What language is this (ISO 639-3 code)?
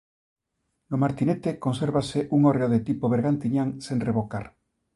glg